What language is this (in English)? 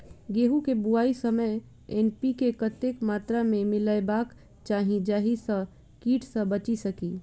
Maithili